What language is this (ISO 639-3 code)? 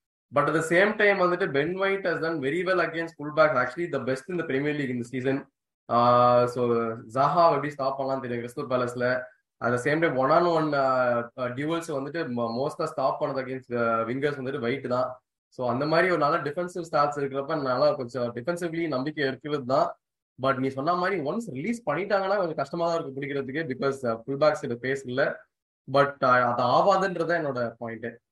tam